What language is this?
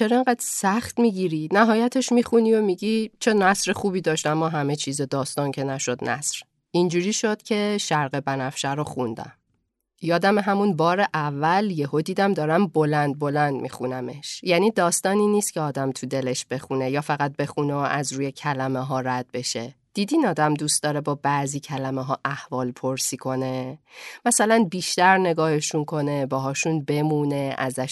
Persian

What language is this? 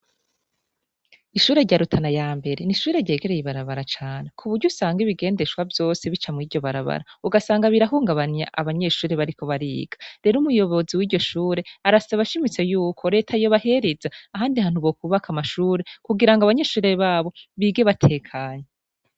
Rundi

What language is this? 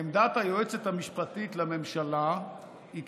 Hebrew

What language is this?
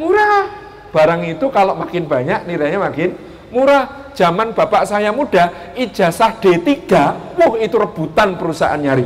Indonesian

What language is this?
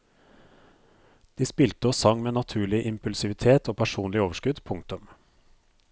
Norwegian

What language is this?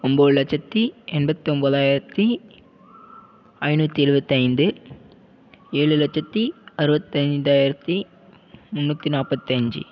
Tamil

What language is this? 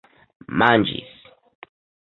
Esperanto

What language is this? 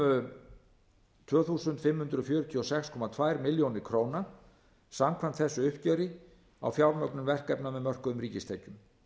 Icelandic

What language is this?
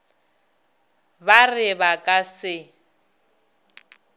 Northern Sotho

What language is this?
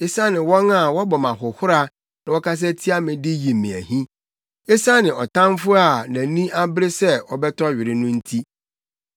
Akan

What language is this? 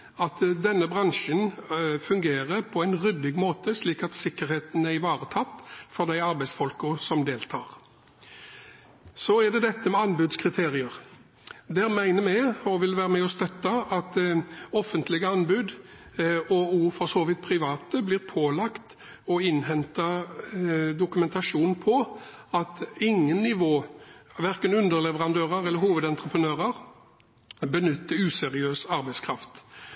Norwegian Bokmål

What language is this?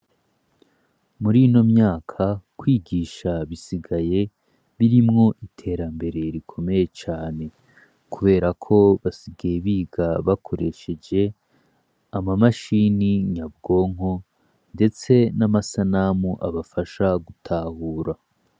Rundi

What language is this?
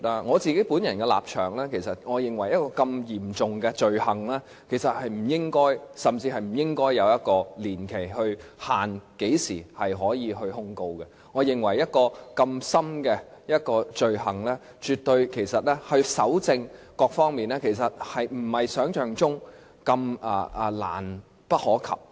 Cantonese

